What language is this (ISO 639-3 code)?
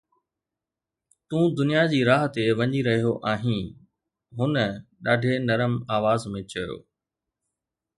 snd